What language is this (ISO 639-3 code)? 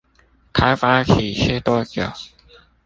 zho